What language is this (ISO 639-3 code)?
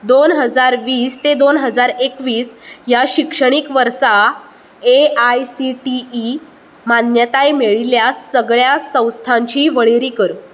kok